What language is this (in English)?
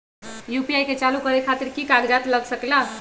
Magahi